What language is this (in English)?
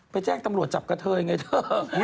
Thai